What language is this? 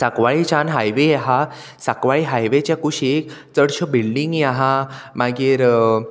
Konkani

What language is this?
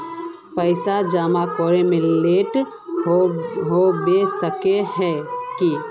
Magahi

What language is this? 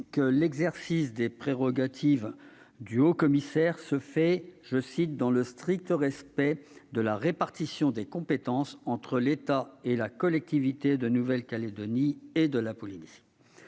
French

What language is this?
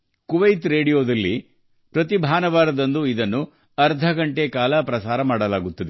Kannada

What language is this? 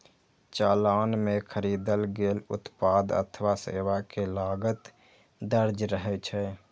Maithili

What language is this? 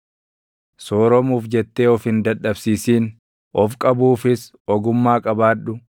Oromo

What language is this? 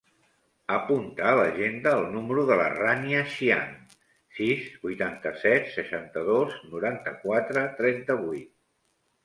Catalan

